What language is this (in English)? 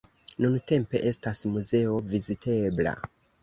Esperanto